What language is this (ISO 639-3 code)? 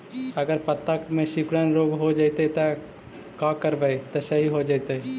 mag